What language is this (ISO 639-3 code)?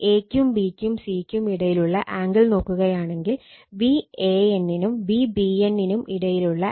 mal